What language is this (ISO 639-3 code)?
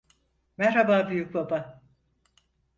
tur